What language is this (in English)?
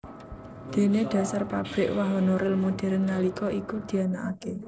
Javanese